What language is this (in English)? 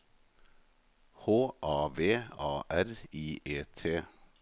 Norwegian